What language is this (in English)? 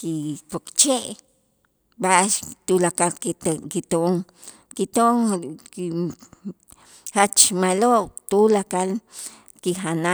Itzá